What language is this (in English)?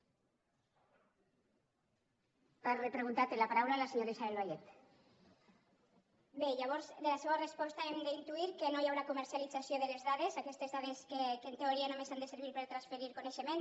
Catalan